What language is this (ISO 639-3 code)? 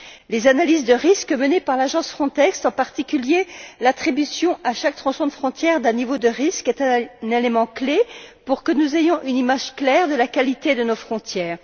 fra